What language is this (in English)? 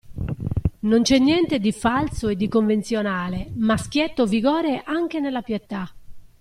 Italian